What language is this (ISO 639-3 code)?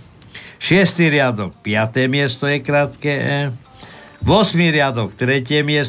slk